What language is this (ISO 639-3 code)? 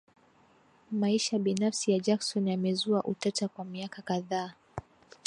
swa